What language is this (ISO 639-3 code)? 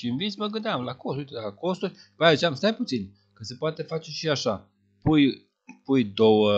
ron